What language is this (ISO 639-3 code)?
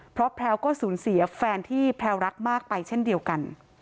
tha